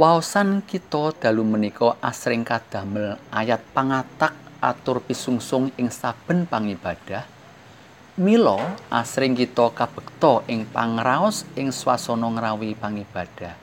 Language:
Indonesian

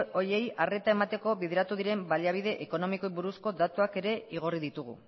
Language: Basque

